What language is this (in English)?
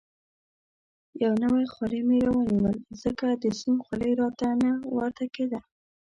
Pashto